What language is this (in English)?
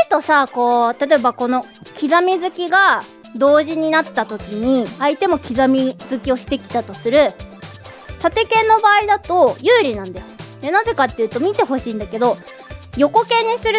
Japanese